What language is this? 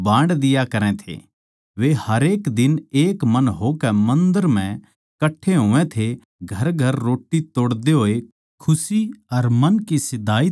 Haryanvi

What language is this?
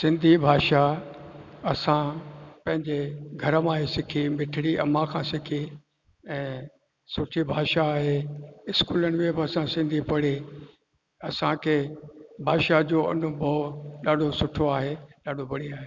Sindhi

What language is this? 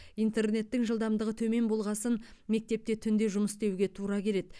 Kazakh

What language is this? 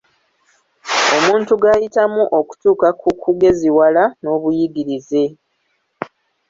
Ganda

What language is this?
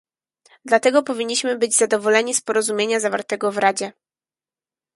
Polish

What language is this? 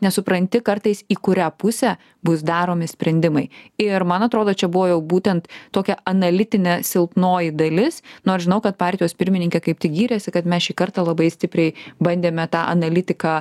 Lithuanian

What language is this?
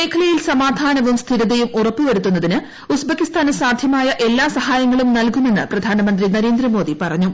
Malayalam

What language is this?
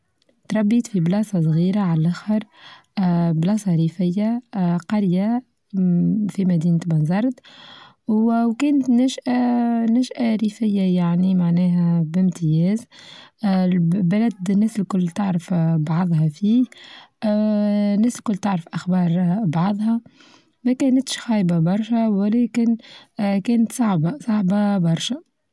Tunisian Arabic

